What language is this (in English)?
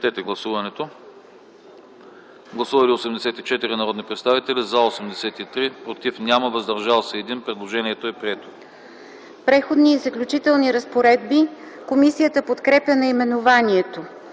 Bulgarian